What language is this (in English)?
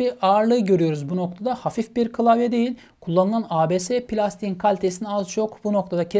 Turkish